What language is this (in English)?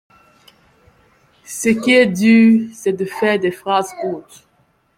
French